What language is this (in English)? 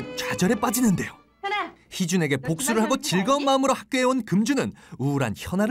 Korean